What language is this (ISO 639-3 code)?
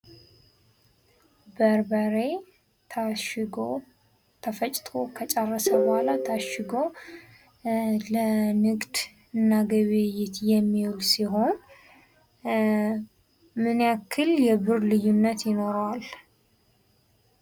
amh